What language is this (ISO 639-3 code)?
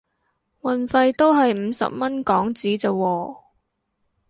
yue